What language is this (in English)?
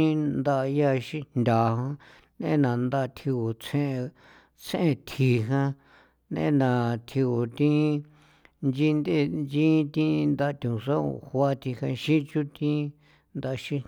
San Felipe Otlaltepec Popoloca